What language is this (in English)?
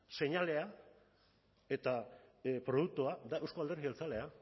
Basque